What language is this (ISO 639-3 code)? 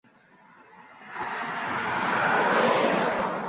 zho